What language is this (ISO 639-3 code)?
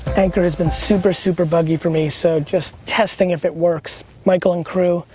eng